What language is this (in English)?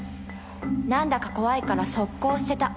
Japanese